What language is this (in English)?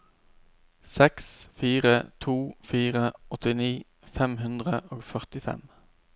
Norwegian